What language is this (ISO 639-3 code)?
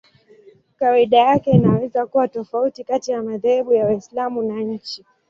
swa